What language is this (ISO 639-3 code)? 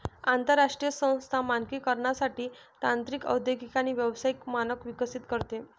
mar